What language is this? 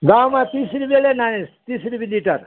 Nepali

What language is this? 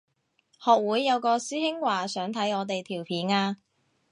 Cantonese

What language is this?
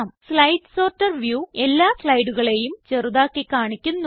Malayalam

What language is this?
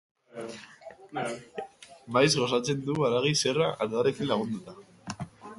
Basque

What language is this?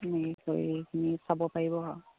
Assamese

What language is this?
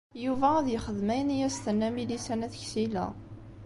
Kabyle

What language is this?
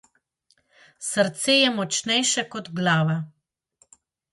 Slovenian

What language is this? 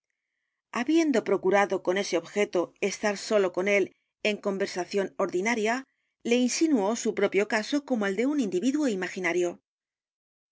Spanish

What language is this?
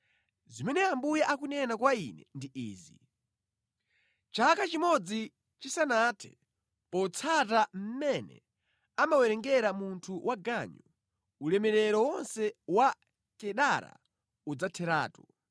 Nyanja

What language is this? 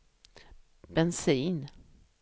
Swedish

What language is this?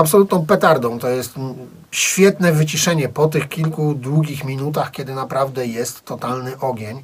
Polish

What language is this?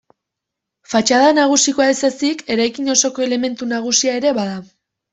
Basque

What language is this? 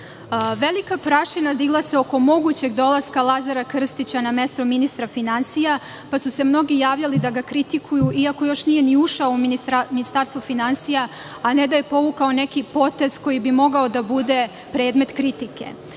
Serbian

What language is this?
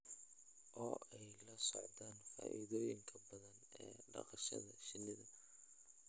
Somali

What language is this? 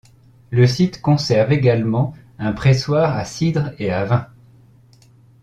French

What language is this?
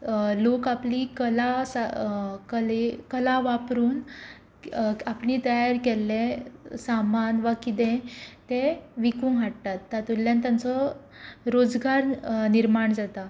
Konkani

